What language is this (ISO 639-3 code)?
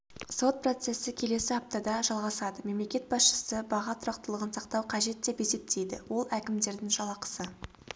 kaz